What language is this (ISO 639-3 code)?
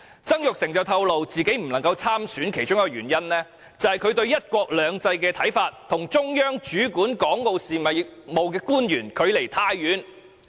yue